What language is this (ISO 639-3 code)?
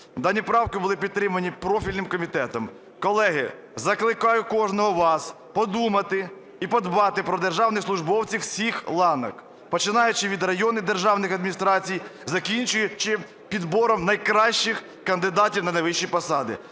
ukr